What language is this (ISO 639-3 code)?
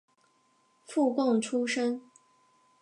zho